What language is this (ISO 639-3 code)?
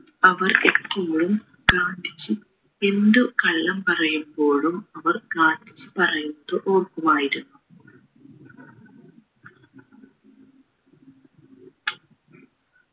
mal